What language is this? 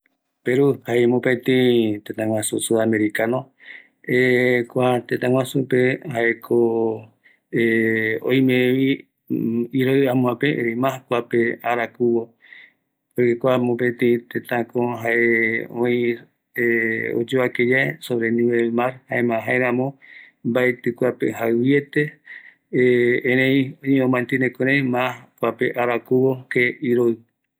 Eastern Bolivian Guaraní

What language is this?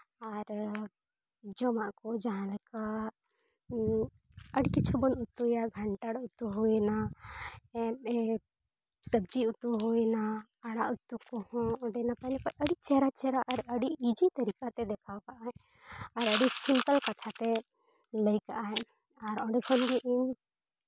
Santali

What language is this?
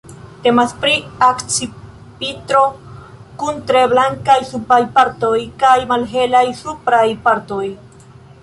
Esperanto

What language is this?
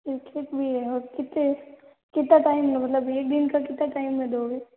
Hindi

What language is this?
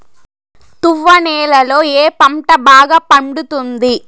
Telugu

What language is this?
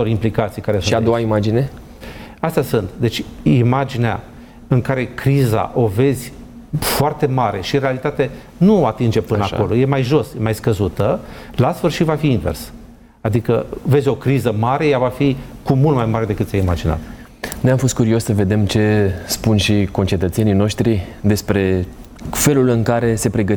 Romanian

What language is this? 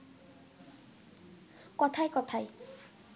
Bangla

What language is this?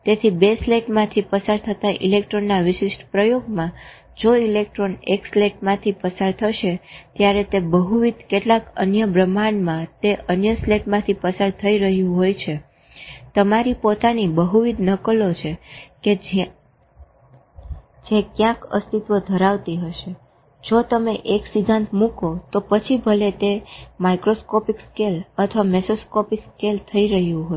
Gujarati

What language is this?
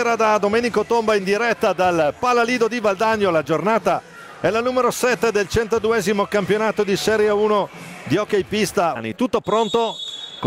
Italian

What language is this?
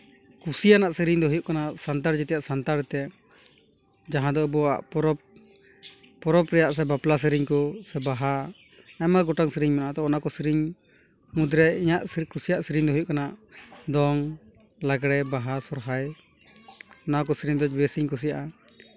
Santali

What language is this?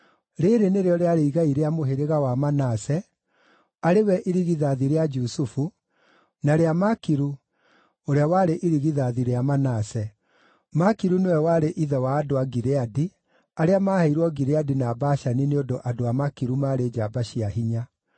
Kikuyu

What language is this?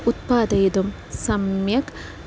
Sanskrit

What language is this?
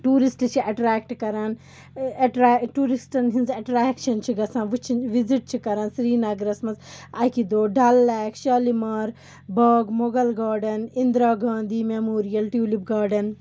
Kashmiri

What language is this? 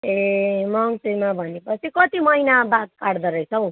Nepali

